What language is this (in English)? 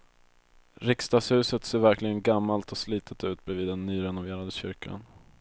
Swedish